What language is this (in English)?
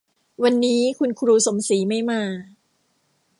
Thai